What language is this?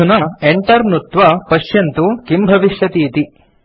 Sanskrit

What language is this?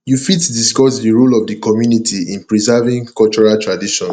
Nigerian Pidgin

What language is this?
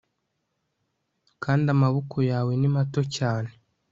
Kinyarwanda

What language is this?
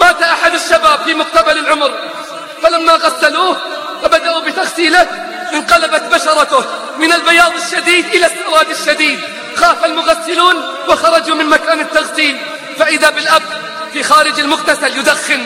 Arabic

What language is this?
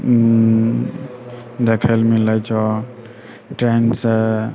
Maithili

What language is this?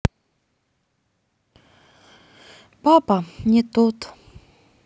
Russian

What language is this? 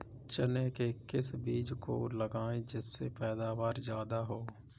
Hindi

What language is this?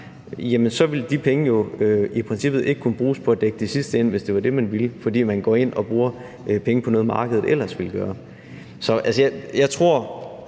Danish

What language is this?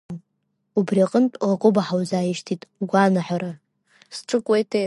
Abkhazian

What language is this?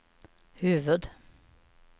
Swedish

